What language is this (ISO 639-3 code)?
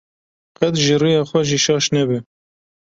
kur